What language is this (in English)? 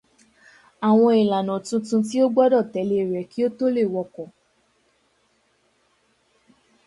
Yoruba